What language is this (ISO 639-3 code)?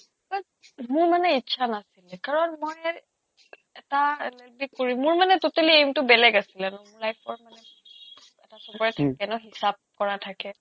asm